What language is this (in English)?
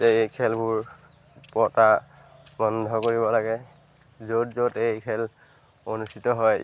Assamese